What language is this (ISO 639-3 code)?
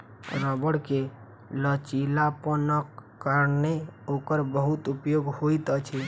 mai